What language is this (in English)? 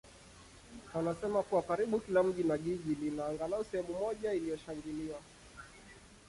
Swahili